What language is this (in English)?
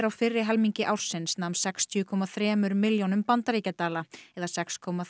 Icelandic